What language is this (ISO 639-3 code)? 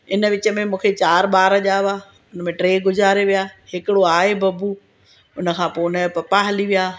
snd